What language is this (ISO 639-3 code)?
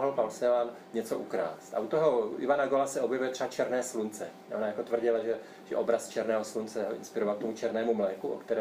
ces